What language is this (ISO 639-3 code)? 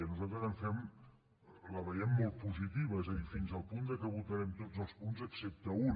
cat